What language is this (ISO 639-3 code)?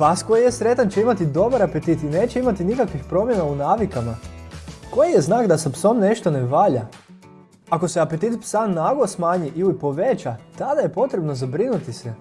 hrv